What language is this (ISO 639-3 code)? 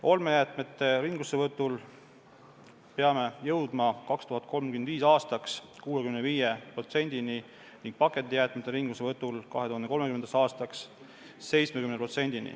est